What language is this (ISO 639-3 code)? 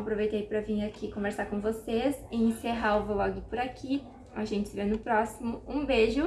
por